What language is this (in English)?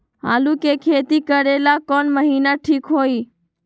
Magahi